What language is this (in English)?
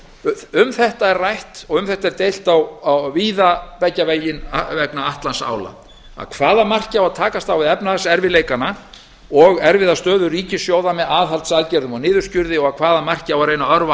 Icelandic